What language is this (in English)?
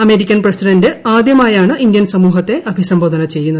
Malayalam